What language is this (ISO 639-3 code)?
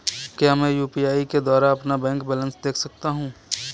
hin